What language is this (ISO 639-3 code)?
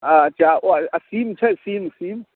mai